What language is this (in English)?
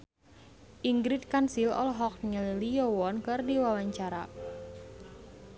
Sundanese